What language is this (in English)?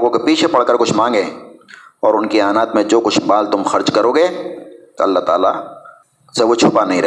Urdu